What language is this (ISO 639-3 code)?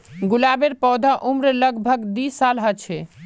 mag